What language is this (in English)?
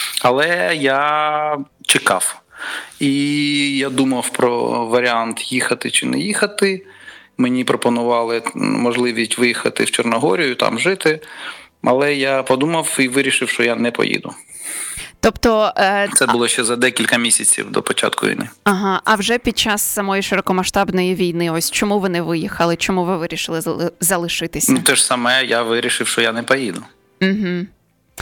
Ukrainian